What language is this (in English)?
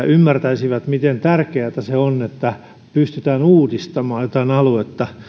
Finnish